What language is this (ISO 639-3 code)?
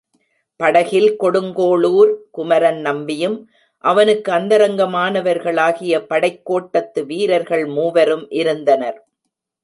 tam